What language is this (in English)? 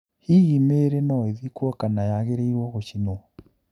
Kikuyu